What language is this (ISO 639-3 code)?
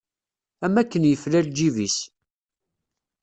kab